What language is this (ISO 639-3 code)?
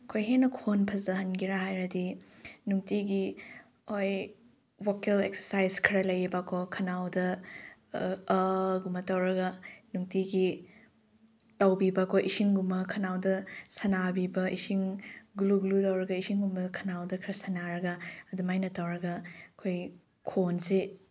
mni